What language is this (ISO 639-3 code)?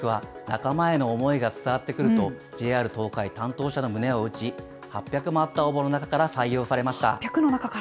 jpn